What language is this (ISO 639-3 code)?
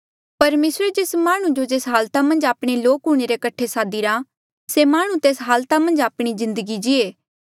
mjl